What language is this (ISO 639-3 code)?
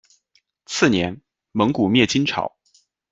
zho